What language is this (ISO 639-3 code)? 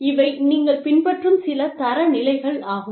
tam